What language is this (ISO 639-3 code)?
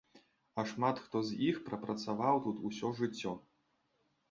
bel